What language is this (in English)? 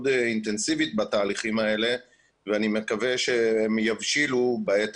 Hebrew